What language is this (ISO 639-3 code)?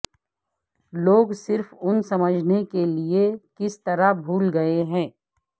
urd